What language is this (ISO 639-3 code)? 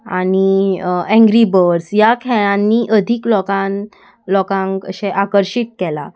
kok